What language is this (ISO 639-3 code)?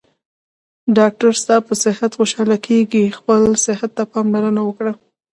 pus